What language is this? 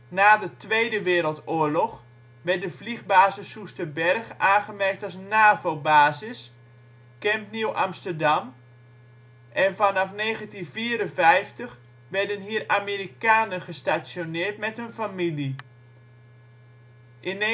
Dutch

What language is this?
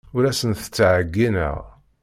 Kabyle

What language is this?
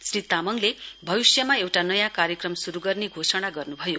Nepali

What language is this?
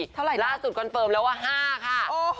Thai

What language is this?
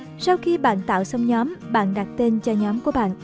Vietnamese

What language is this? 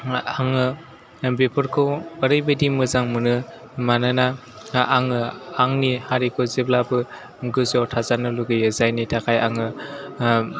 Bodo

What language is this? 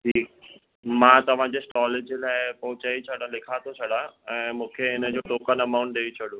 Sindhi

